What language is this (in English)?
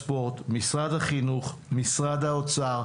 Hebrew